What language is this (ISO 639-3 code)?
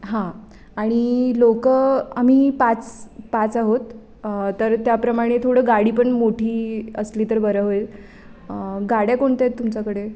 mar